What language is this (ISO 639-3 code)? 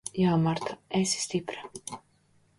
lav